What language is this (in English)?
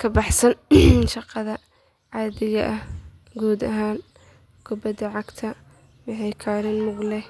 Somali